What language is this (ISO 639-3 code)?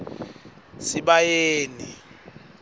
ssw